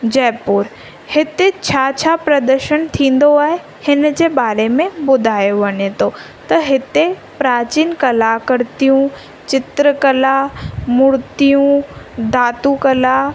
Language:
Sindhi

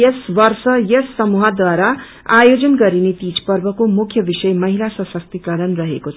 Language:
Nepali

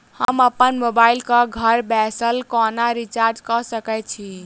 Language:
Maithili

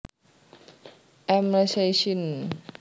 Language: Javanese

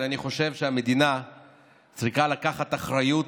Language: Hebrew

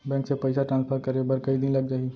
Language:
Chhattisgarhi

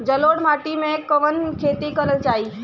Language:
Bhojpuri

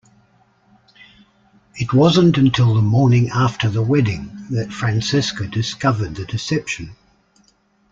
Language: English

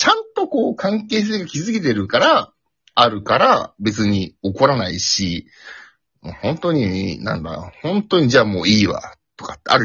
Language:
Japanese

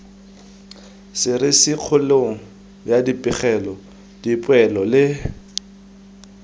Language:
Tswana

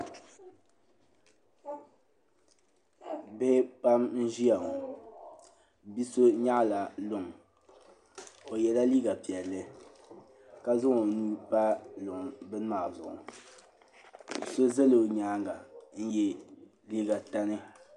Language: Dagbani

